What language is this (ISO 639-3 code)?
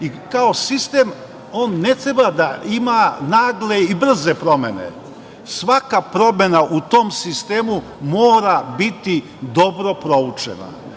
srp